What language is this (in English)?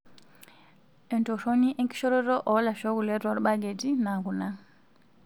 Masai